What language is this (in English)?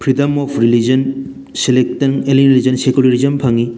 Manipuri